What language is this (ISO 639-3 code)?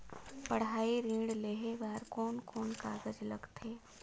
hne